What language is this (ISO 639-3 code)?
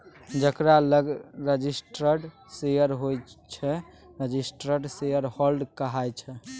mai